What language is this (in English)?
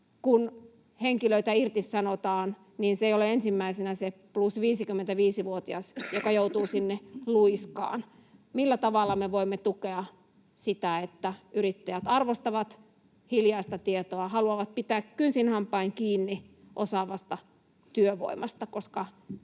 Finnish